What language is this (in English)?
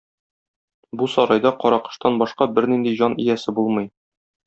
Tatar